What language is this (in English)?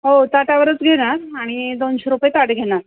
Marathi